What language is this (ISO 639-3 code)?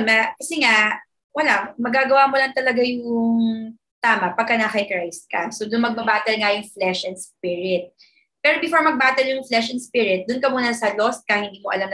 fil